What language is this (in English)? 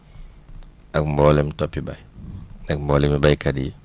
Wolof